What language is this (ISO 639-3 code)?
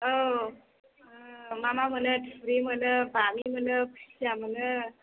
brx